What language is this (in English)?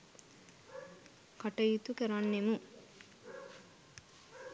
Sinhala